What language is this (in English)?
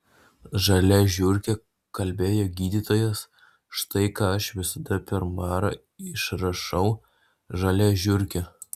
Lithuanian